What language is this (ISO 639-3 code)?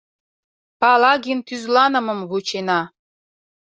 chm